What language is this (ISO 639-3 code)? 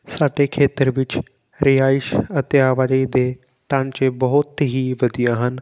pan